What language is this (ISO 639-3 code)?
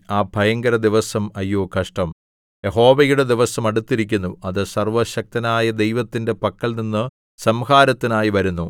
mal